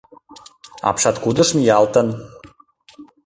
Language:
Mari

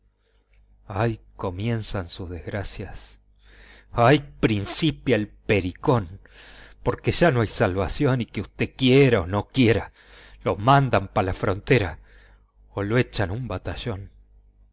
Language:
Spanish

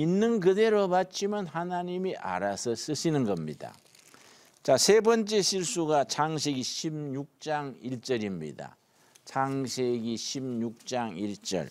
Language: Korean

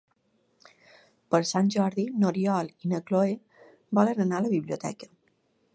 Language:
Catalan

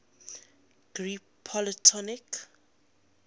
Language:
English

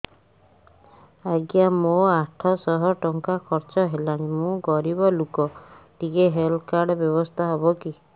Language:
Odia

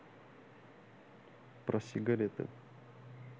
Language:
Russian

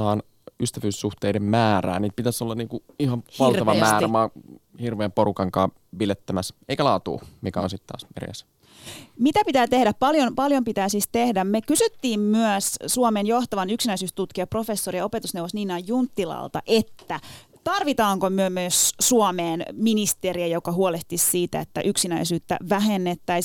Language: Finnish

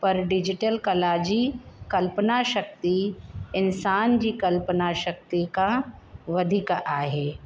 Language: Sindhi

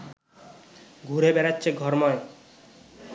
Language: Bangla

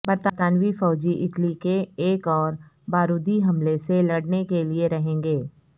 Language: Urdu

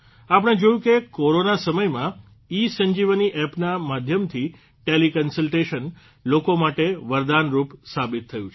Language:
Gujarati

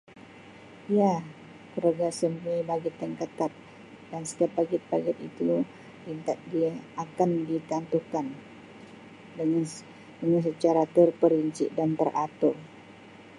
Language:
Sabah Malay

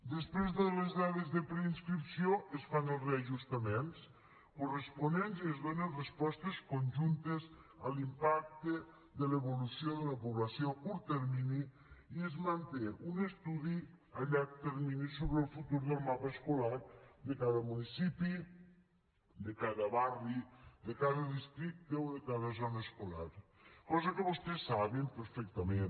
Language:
Catalan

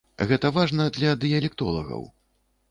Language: Belarusian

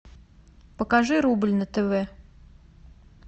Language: Russian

